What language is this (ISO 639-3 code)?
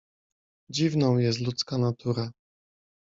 pol